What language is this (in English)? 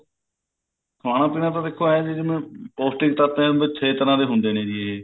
Punjabi